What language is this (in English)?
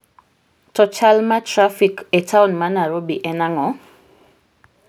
Luo (Kenya and Tanzania)